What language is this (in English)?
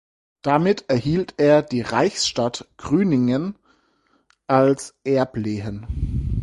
German